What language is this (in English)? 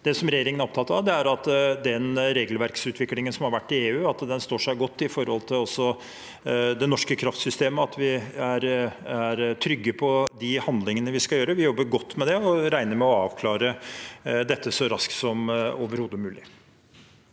Norwegian